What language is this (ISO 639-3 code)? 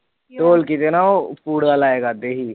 pan